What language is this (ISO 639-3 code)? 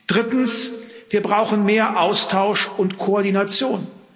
deu